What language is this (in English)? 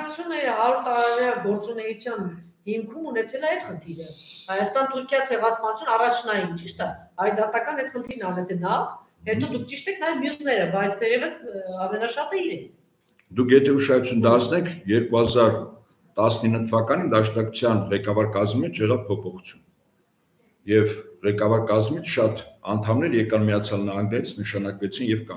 Romanian